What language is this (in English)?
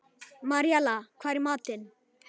Icelandic